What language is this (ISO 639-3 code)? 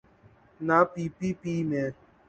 urd